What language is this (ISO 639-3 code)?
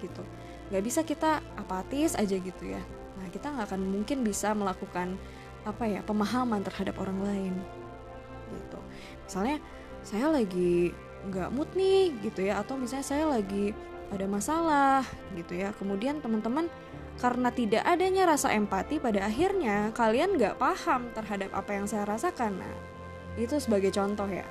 ind